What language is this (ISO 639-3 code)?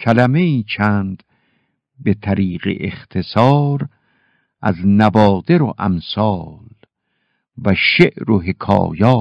fas